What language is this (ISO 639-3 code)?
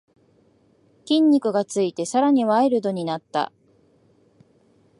jpn